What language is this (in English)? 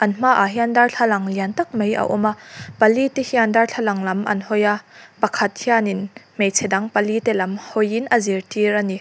Mizo